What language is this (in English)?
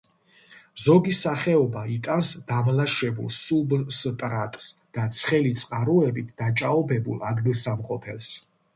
Georgian